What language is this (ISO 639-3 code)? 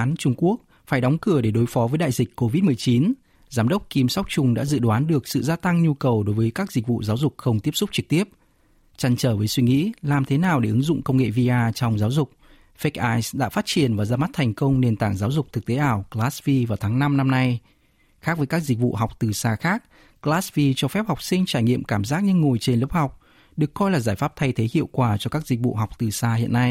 vie